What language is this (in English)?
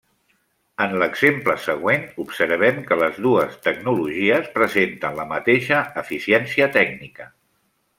Catalan